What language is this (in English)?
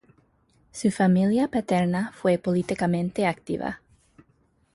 Spanish